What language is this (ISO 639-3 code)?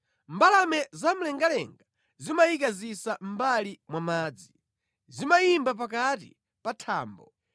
nya